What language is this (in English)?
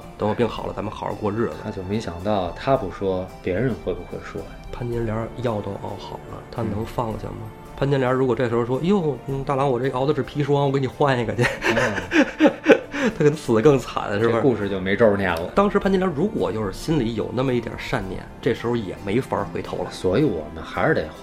Chinese